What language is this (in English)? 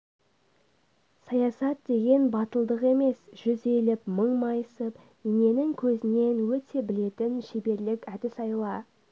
Kazakh